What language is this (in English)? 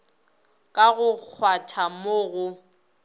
Northern Sotho